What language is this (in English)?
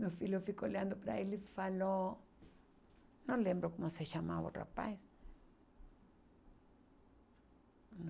Portuguese